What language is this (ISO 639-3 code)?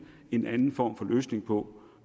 dan